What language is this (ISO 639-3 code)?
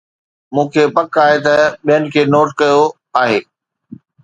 snd